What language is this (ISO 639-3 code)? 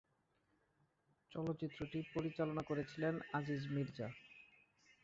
ben